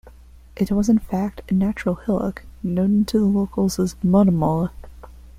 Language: English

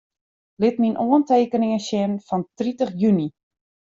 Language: Western Frisian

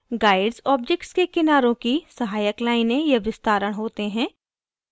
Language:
Hindi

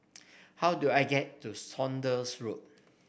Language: English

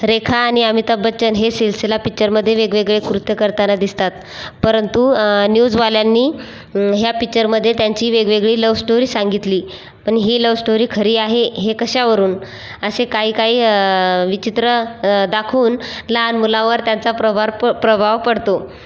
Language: Marathi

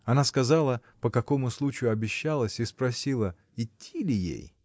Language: Russian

